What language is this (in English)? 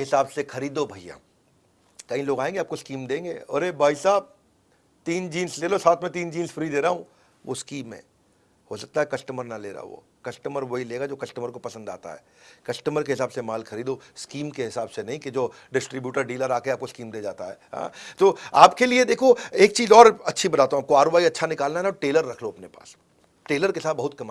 Hindi